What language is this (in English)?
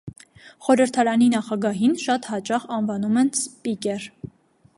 Armenian